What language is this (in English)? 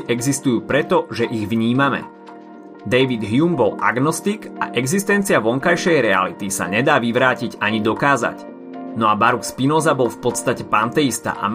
Slovak